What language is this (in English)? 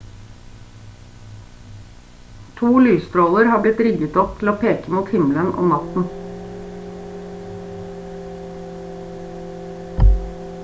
Norwegian Bokmål